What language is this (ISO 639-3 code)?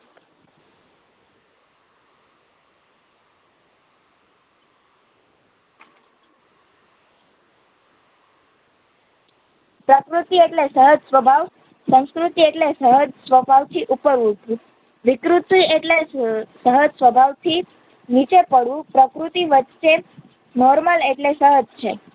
guj